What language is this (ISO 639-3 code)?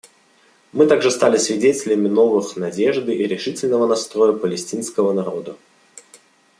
rus